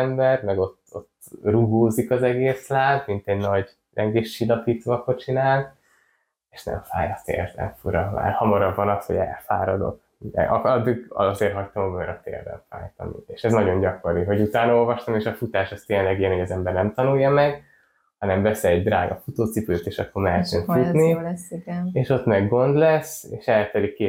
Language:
Hungarian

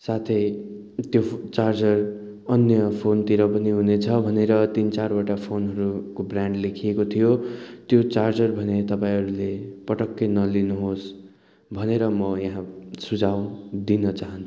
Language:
Nepali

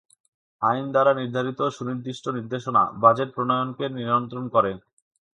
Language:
Bangla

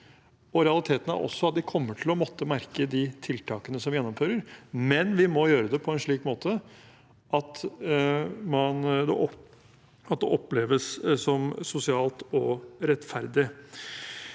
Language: Norwegian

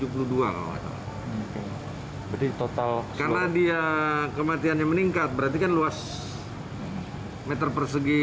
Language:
Indonesian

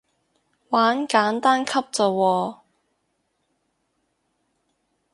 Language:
Cantonese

